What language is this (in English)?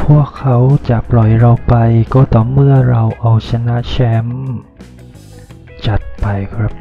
Thai